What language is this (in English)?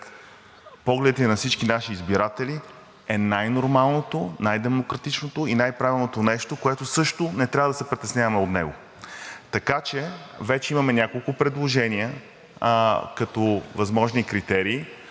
Bulgarian